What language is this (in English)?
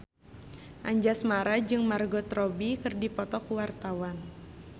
Sundanese